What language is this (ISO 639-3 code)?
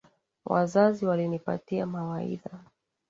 swa